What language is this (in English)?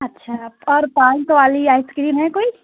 Urdu